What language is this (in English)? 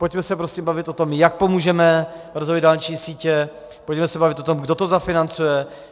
Czech